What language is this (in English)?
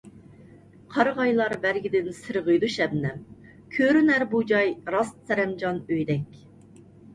Uyghur